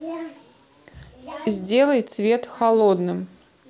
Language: Russian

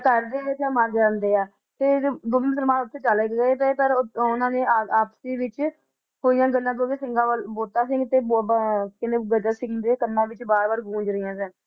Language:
Punjabi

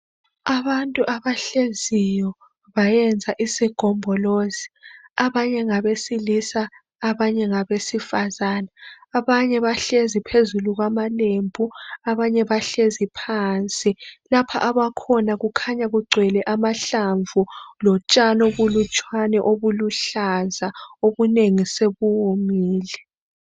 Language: North Ndebele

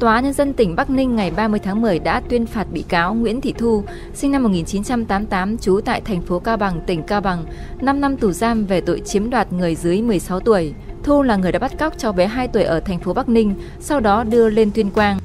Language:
Vietnamese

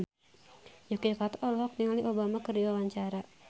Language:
Sundanese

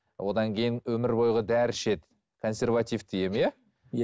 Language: Kazakh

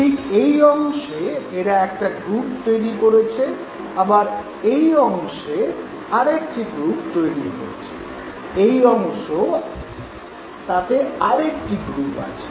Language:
Bangla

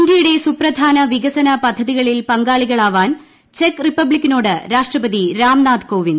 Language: Malayalam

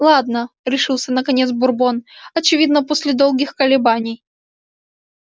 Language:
Russian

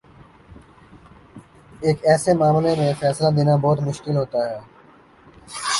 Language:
Urdu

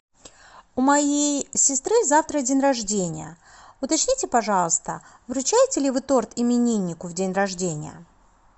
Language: Russian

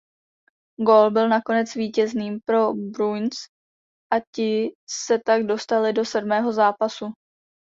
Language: Czech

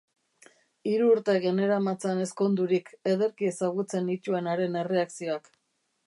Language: Basque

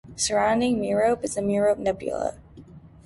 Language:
English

